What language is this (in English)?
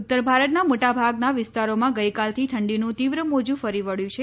Gujarati